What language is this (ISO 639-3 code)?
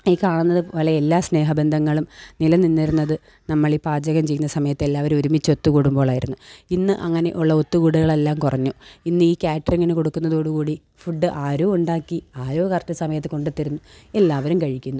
mal